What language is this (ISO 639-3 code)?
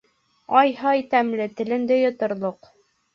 bak